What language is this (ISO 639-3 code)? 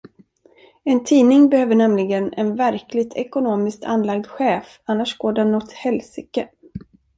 swe